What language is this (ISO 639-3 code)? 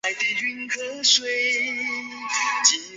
zho